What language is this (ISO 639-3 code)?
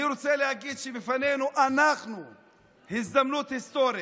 heb